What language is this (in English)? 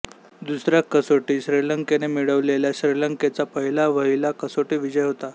Marathi